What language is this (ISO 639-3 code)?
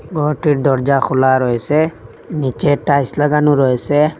ben